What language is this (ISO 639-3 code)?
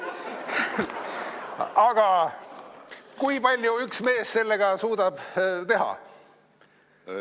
est